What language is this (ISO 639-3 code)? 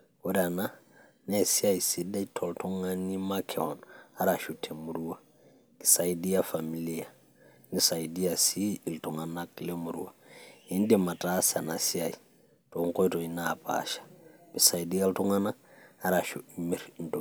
mas